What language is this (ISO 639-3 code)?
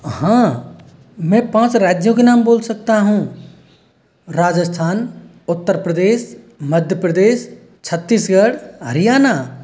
hin